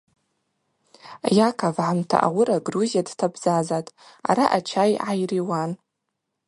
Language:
Abaza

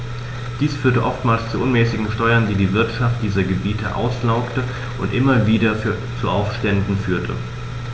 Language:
German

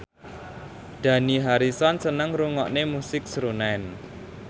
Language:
Javanese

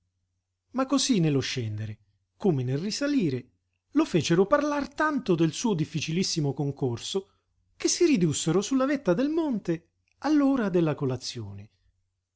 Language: Italian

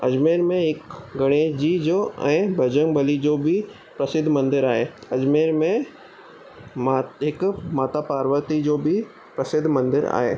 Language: Sindhi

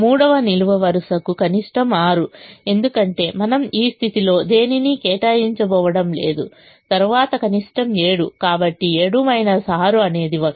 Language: Telugu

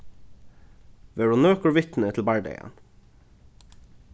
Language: Faroese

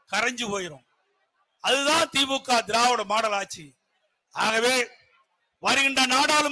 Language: Tamil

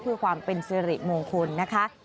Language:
Thai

